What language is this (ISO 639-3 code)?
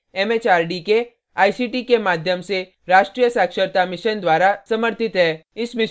hin